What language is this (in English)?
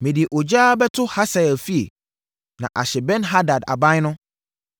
Akan